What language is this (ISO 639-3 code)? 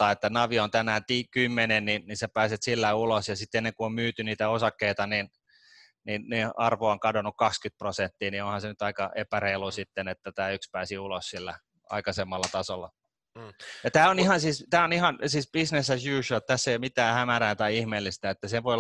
fin